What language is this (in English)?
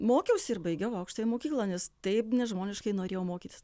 Lithuanian